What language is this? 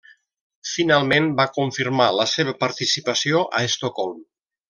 Catalan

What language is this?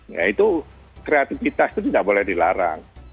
Indonesian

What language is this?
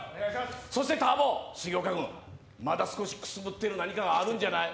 Japanese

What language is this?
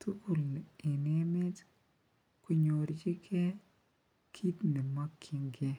Kalenjin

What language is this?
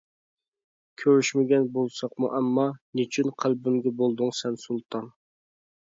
Uyghur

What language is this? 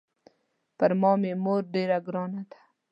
Pashto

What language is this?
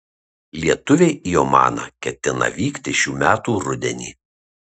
Lithuanian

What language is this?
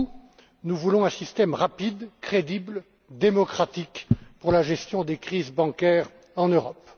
French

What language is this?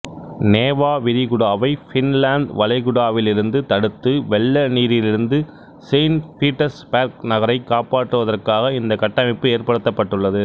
Tamil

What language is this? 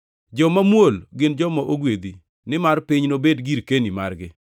Luo (Kenya and Tanzania)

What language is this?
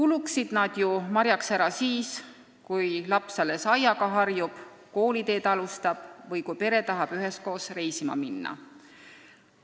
Estonian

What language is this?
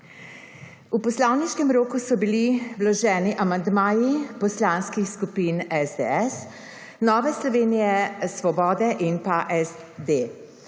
Slovenian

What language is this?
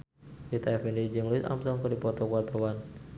Sundanese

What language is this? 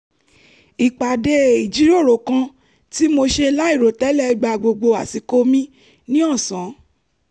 Yoruba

